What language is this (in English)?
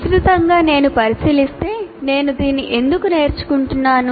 Telugu